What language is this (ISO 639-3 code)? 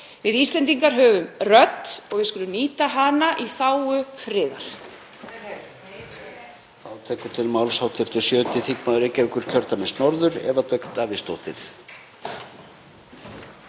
isl